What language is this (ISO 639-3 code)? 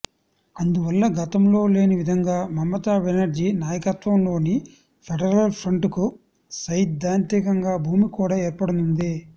tel